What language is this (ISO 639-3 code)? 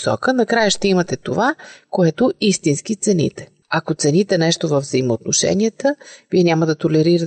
bul